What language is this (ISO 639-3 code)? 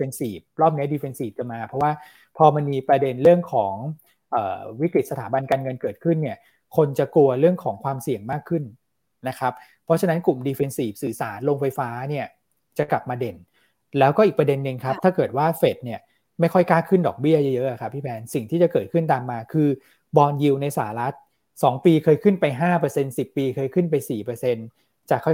tha